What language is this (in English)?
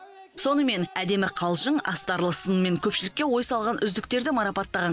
Kazakh